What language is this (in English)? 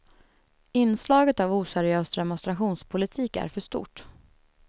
Swedish